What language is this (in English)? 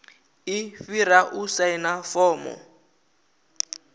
Venda